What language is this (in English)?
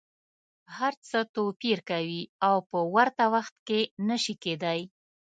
Pashto